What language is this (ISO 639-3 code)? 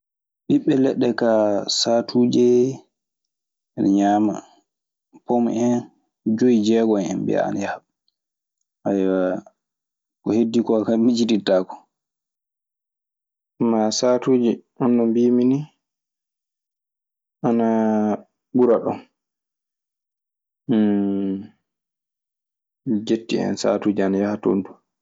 ffm